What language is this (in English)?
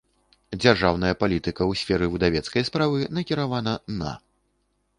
Belarusian